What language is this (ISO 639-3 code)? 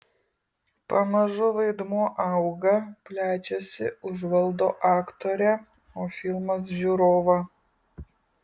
lit